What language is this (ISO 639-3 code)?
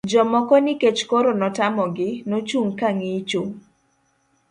luo